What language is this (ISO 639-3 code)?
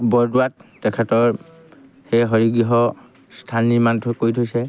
asm